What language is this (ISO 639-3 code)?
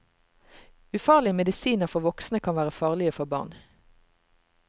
nor